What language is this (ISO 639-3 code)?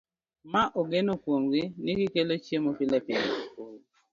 luo